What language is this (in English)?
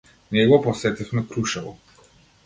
Macedonian